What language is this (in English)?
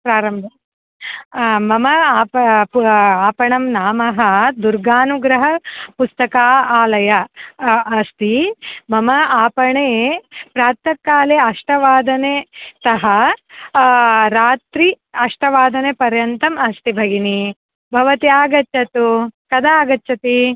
Sanskrit